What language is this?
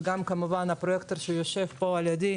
Hebrew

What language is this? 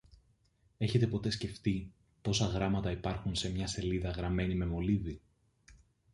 Greek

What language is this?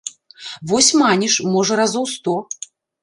Belarusian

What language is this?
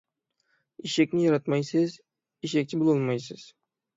Uyghur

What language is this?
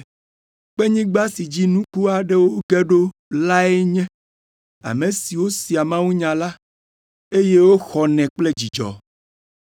Ewe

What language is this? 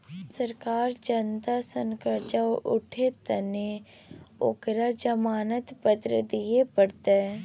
Maithili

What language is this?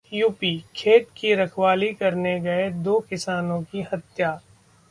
Hindi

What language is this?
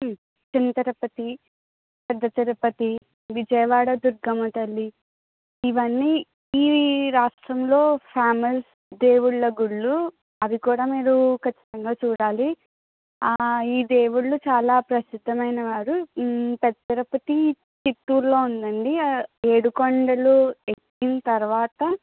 Telugu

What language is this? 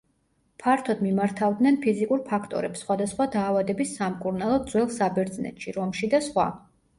Georgian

